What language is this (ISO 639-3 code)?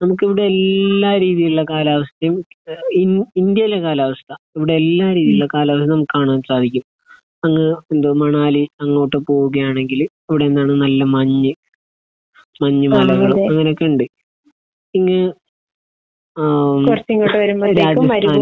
mal